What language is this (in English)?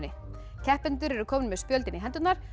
Icelandic